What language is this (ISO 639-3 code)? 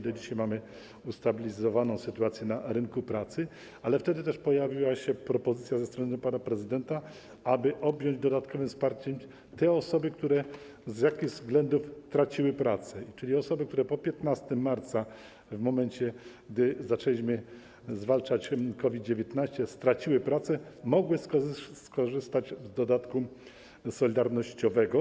pol